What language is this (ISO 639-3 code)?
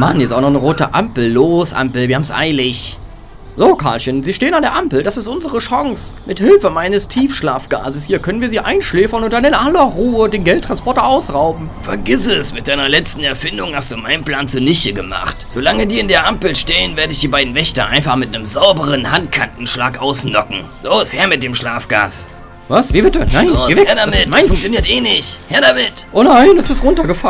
deu